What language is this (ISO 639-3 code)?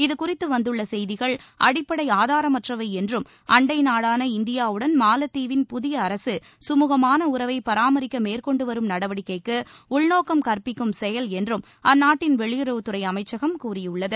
tam